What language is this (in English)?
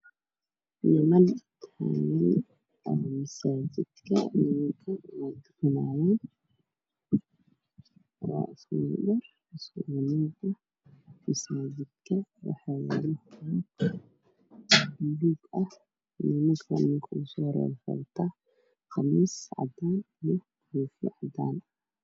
Somali